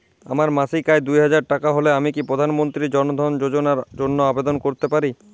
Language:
Bangla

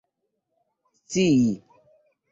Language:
Esperanto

